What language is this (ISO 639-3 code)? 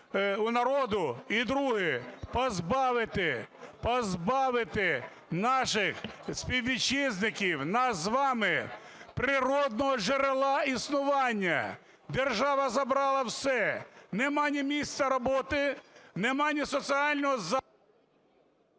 ukr